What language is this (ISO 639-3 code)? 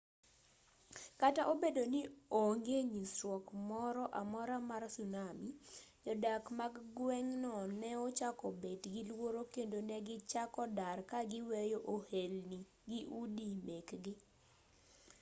luo